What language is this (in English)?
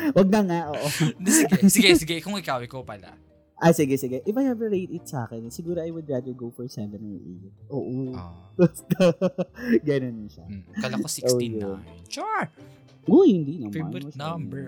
Filipino